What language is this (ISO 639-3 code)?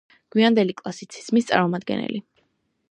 kat